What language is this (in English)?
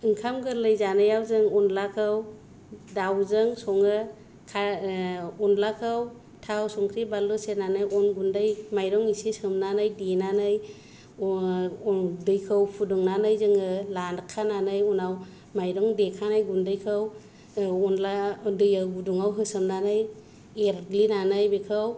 Bodo